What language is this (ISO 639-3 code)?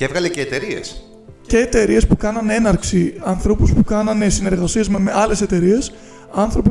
ell